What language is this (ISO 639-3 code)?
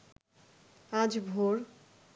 ben